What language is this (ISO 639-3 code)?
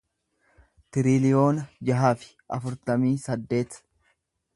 orm